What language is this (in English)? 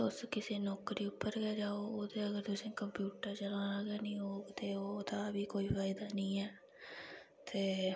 Dogri